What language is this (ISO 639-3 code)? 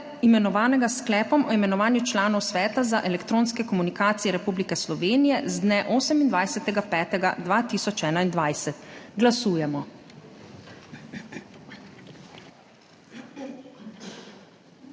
slv